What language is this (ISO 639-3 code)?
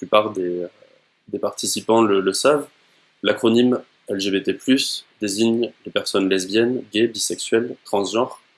fra